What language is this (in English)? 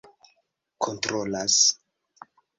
Esperanto